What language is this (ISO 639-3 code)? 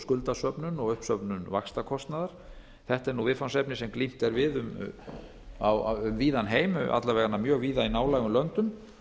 isl